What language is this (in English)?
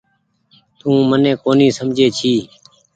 Goaria